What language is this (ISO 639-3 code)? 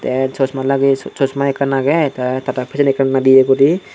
ccp